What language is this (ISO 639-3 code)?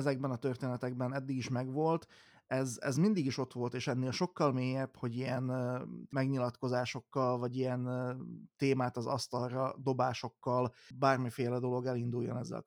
hun